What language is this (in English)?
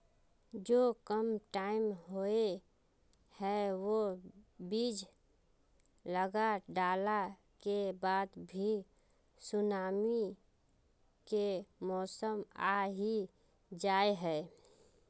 Magahi